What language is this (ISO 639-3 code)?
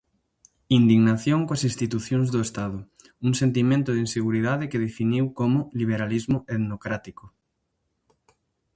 glg